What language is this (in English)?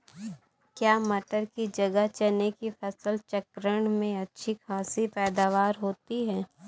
Hindi